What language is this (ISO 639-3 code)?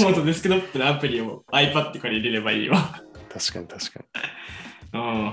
jpn